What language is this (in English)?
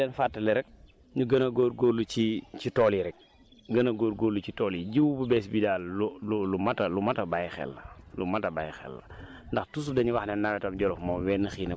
Wolof